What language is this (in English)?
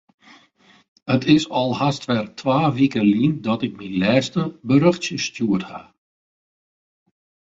Western Frisian